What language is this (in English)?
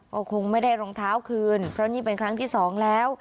Thai